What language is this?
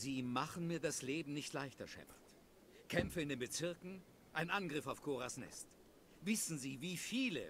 German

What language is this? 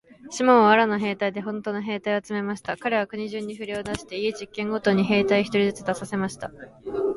Japanese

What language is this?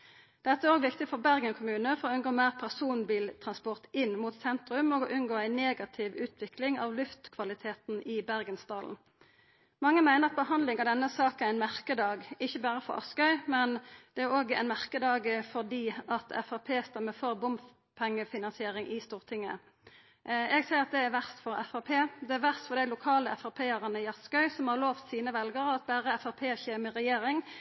Norwegian Nynorsk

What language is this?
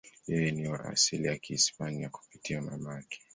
Swahili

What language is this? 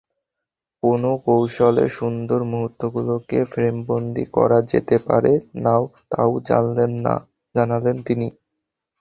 Bangla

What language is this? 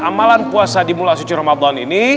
Indonesian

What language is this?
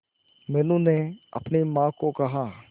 Hindi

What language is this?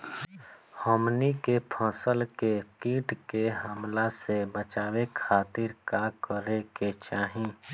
Bhojpuri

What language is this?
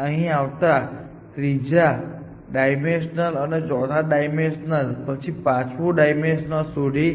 Gujarati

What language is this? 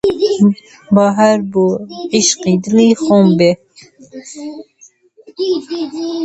Central Kurdish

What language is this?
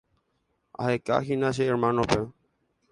Guarani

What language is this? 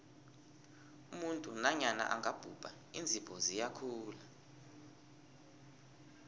South Ndebele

